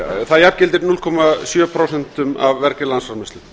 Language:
Icelandic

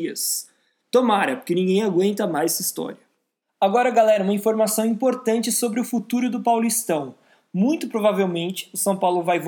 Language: Portuguese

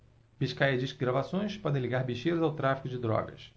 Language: Portuguese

